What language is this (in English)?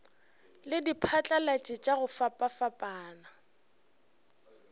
Northern Sotho